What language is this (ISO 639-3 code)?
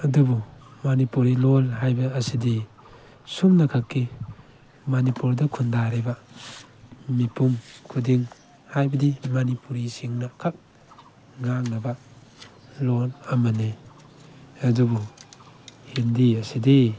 mni